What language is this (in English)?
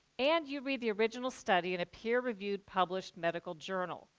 English